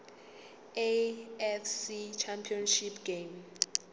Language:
Zulu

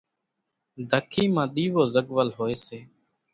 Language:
Kachi Koli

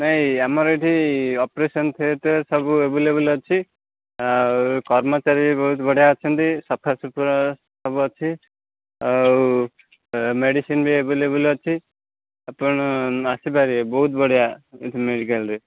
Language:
Odia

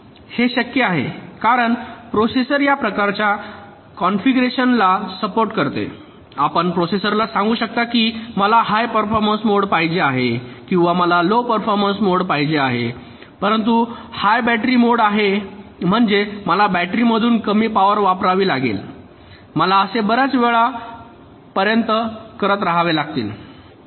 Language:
Marathi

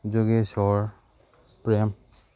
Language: Manipuri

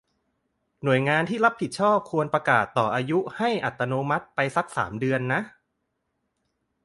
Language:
Thai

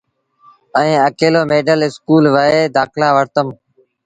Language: Sindhi Bhil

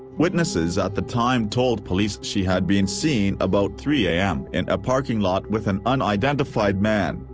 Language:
English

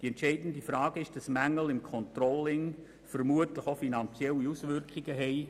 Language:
Swiss German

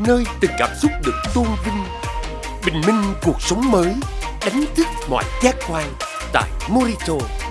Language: Vietnamese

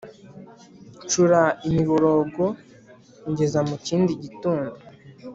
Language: Kinyarwanda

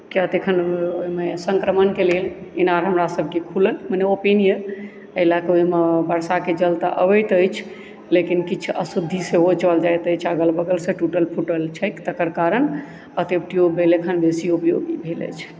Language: Maithili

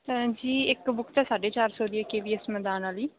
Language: Punjabi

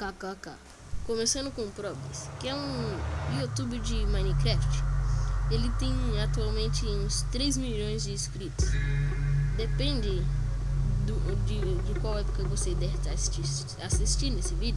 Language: Portuguese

